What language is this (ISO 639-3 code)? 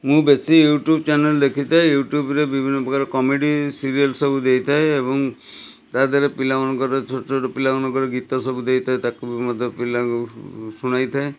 ori